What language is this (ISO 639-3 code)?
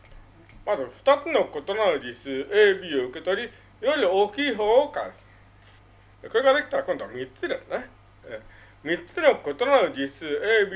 jpn